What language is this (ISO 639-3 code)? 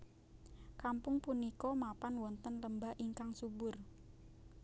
jav